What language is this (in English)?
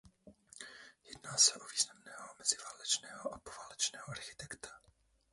Czech